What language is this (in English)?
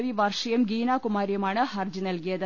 Malayalam